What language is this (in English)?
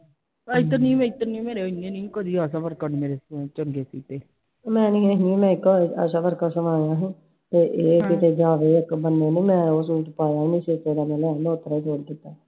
Punjabi